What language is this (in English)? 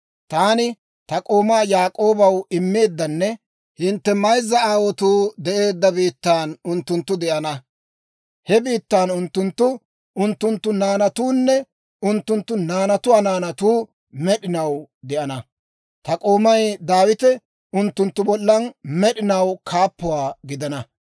Dawro